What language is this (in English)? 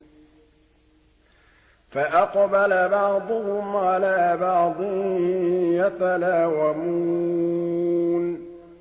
Arabic